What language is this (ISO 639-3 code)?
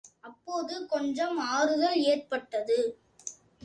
tam